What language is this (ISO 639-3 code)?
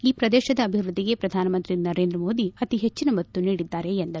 kan